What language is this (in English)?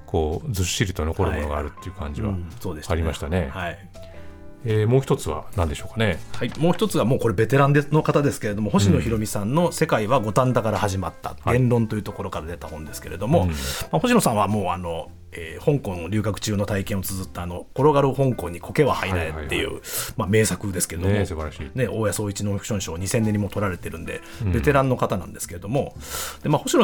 Japanese